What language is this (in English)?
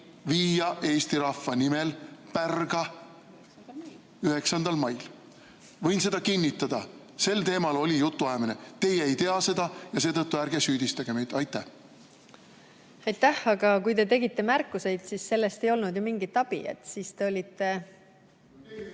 Estonian